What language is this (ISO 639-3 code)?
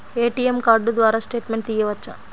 tel